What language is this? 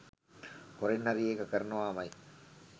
Sinhala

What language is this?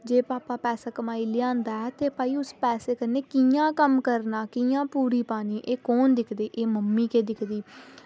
Dogri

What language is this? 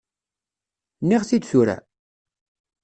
Kabyle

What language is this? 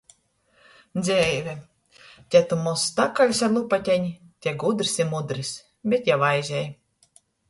Latgalian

